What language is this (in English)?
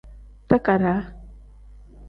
Tem